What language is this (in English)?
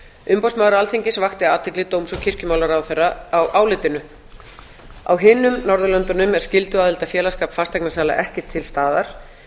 Icelandic